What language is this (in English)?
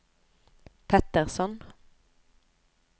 Norwegian